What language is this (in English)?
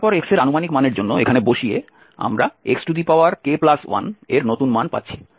Bangla